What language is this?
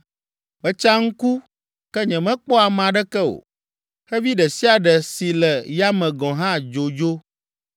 Ewe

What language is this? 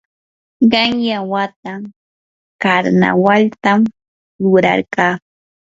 Yanahuanca Pasco Quechua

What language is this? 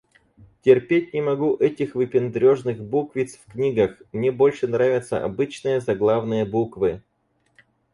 Russian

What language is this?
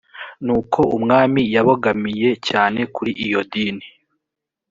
Kinyarwanda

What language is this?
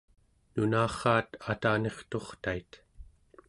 Central Yupik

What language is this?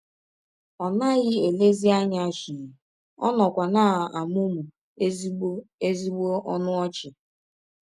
Igbo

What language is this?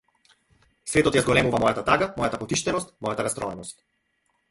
Macedonian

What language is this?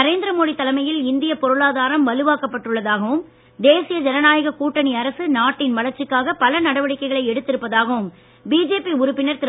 Tamil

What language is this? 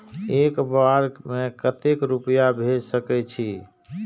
Maithili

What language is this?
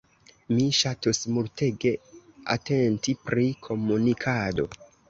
Esperanto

